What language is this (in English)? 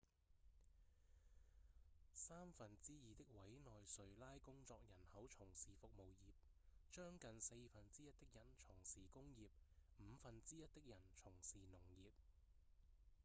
Cantonese